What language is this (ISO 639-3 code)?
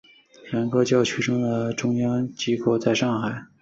zho